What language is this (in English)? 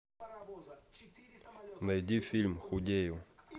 Russian